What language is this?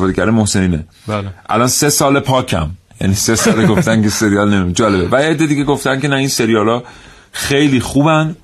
Persian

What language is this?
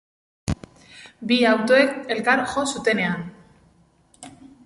Basque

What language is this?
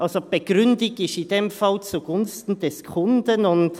Swiss German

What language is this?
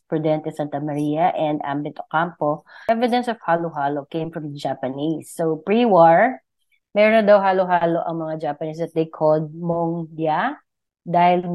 Filipino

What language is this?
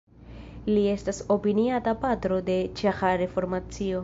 Esperanto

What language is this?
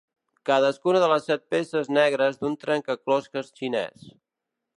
Catalan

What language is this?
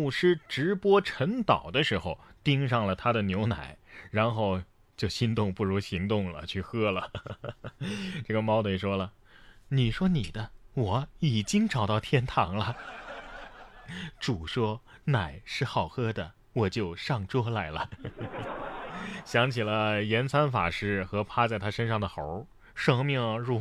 Chinese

